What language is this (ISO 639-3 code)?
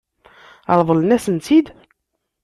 kab